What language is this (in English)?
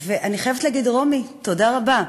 Hebrew